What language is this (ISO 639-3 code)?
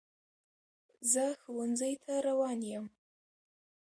pus